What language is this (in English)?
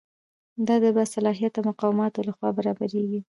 Pashto